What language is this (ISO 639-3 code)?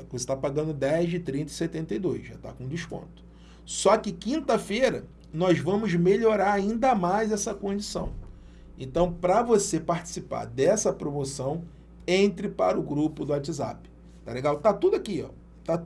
por